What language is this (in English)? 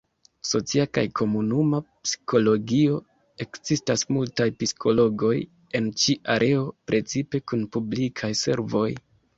Esperanto